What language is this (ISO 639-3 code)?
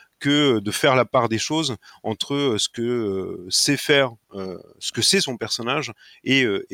fra